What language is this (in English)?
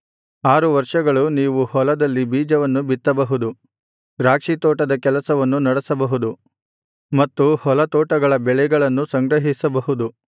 Kannada